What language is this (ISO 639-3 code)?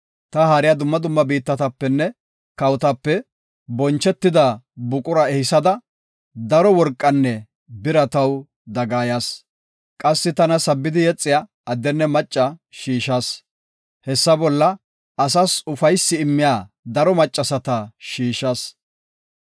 gof